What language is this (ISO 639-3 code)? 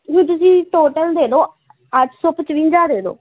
pan